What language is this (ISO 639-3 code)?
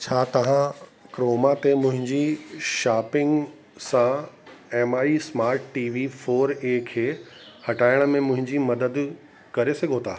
snd